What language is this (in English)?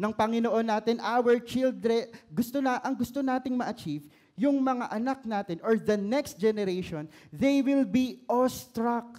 Filipino